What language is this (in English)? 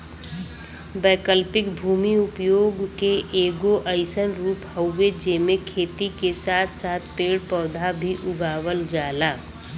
Bhojpuri